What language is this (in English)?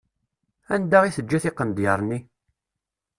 Kabyle